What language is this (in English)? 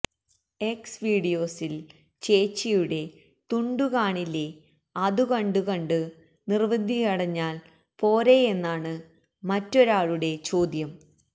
Malayalam